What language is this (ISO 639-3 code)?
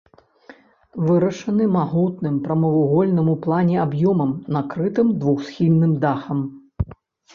bel